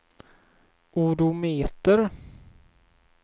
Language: Swedish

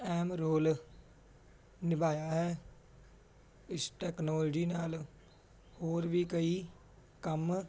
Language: Punjabi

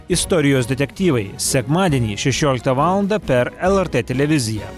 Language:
Lithuanian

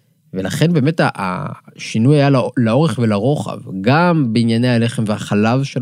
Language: Hebrew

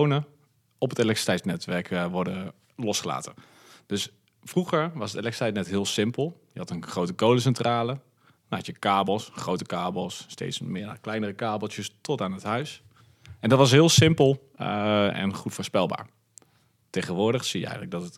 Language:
Dutch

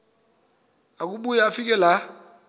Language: Xhosa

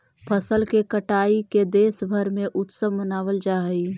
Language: Magahi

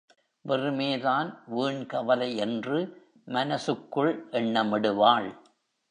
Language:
Tamil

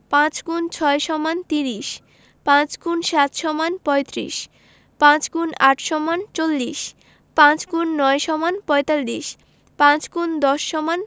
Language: Bangla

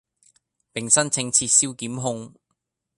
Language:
Cantonese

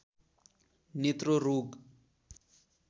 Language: Nepali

